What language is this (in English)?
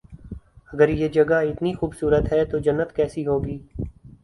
Urdu